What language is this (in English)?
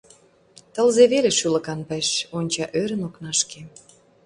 Mari